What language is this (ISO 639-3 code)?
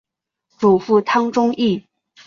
zho